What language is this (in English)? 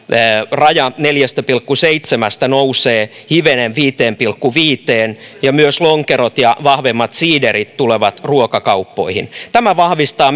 Finnish